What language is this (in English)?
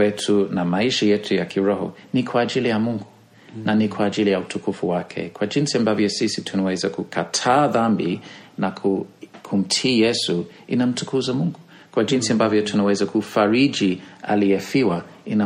Swahili